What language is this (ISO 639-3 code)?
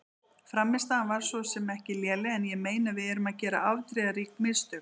isl